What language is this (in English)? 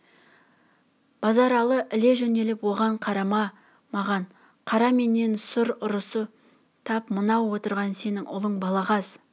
Kazakh